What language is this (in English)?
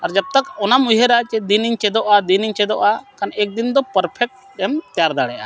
Santali